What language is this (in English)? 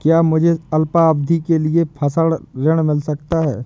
Hindi